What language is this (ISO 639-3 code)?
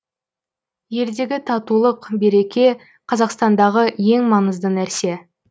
kaz